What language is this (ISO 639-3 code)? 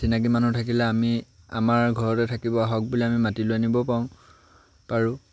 asm